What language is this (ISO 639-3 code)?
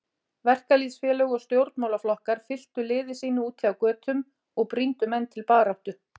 isl